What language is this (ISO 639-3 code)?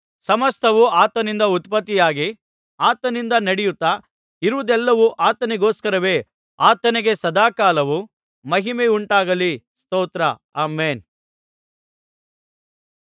kan